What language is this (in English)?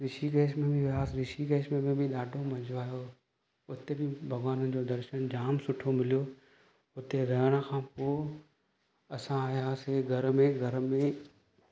Sindhi